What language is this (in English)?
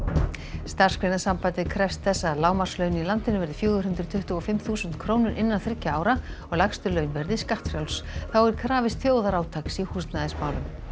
Icelandic